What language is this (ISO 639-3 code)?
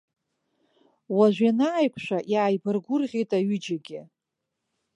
abk